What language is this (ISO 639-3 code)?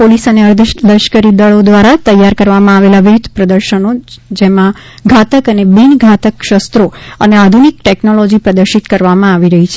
guj